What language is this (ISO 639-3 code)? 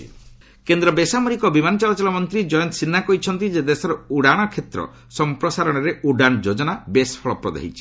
ori